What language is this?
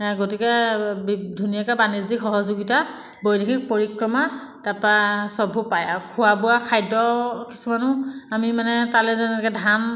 Assamese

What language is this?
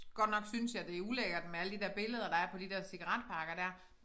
Danish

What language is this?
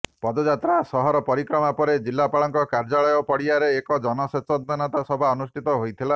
Odia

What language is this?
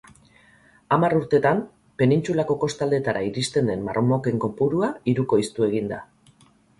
Basque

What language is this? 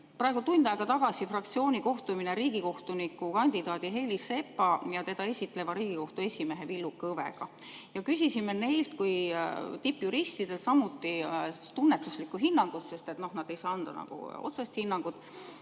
Estonian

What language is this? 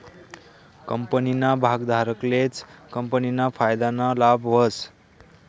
Marathi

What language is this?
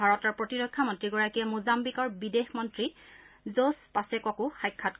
Assamese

